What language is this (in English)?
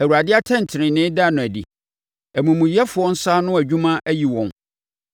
Akan